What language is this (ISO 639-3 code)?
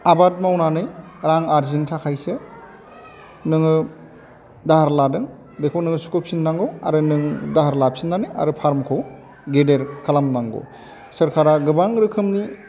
brx